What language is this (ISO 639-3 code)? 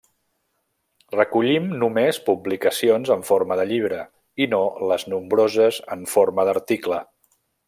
cat